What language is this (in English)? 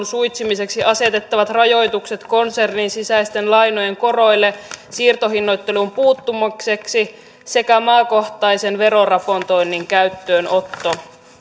Finnish